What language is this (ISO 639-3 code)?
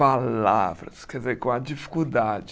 por